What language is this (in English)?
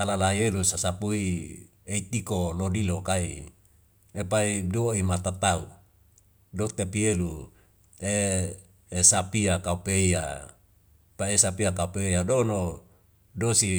Wemale